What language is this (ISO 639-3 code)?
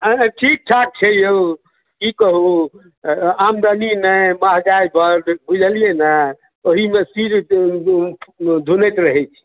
mai